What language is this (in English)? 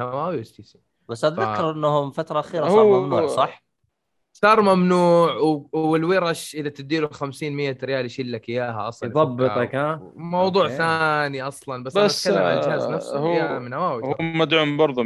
Arabic